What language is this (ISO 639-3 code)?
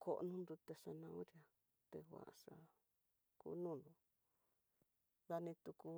mtx